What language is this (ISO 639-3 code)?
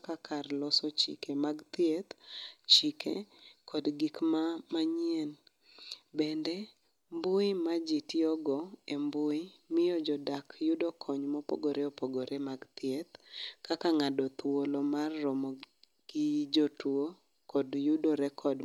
luo